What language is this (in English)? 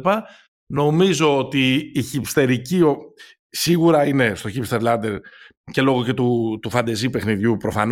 Greek